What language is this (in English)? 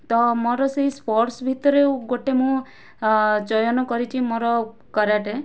Odia